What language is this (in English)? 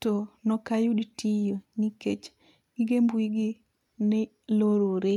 Luo (Kenya and Tanzania)